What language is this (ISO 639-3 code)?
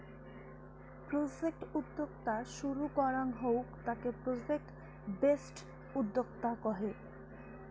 ben